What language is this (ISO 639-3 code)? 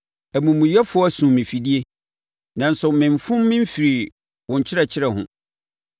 aka